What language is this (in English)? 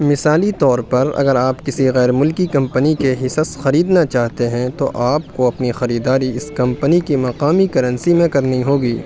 Urdu